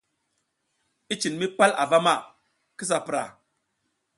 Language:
South Giziga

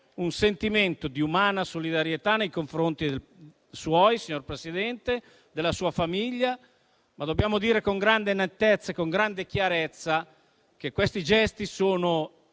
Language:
Italian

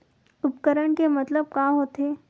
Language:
Chhattisgarhi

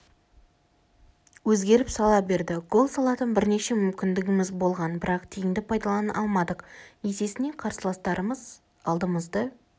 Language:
Kazakh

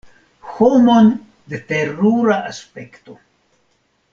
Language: Esperanto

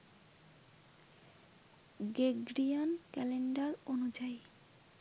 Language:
Bangla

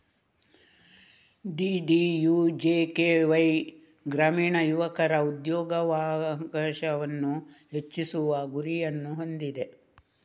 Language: Kannada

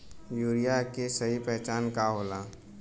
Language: Bhojpuri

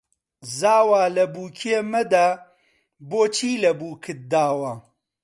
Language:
Central Kurdish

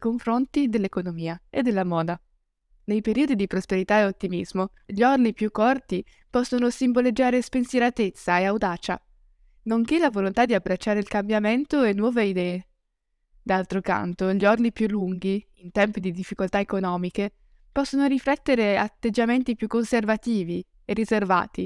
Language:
Italian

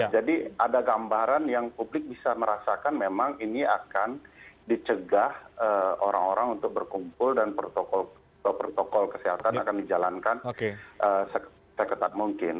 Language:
Indonesian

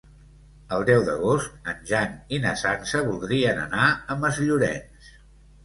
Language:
Catalan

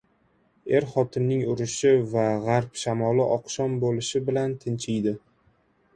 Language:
Uzbek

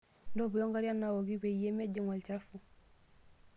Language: Masai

